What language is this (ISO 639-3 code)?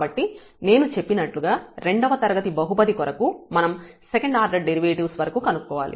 tel